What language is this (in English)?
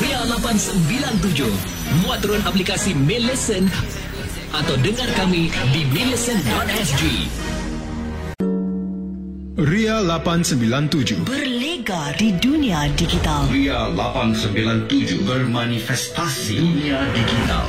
Malay